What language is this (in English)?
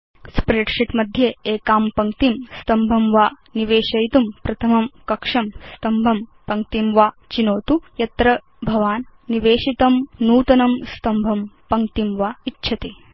Sanskrit